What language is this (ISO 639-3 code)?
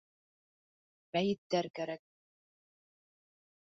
bak